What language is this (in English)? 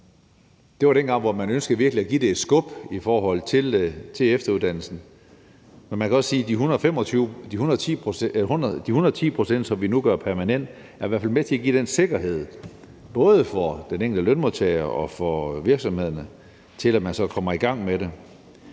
Danish